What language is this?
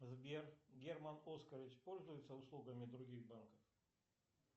Russian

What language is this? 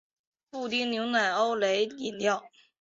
Chinese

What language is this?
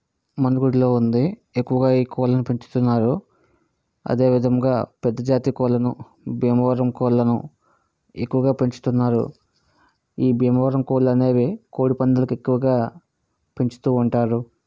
Telugu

